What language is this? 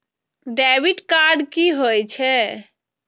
Maithili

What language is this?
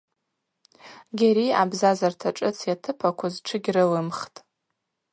Abaza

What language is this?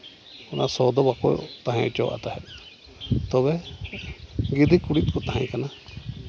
Santali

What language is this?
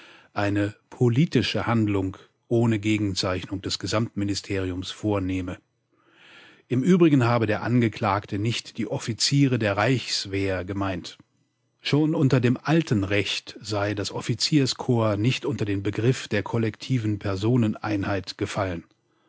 German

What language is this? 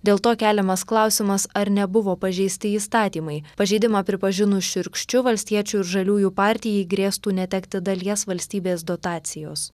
Lithuanian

